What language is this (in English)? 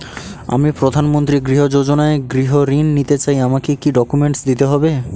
Bangla